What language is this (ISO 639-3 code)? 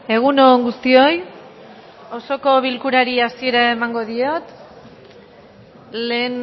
eus